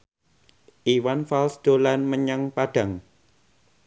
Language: Javanese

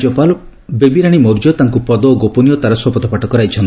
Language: Odia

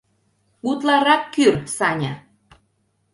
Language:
Mari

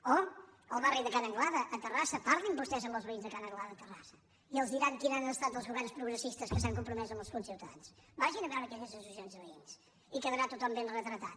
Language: Catalan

